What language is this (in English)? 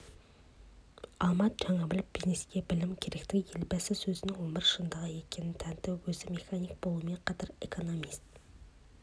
Kazakh